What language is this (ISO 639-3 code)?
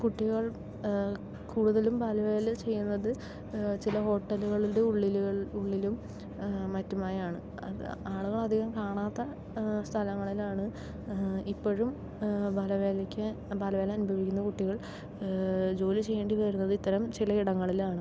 mal